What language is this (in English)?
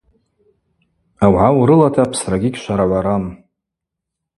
Abaza